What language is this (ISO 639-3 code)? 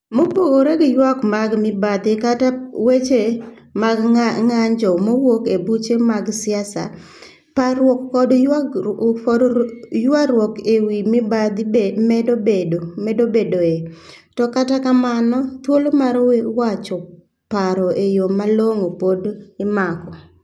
luo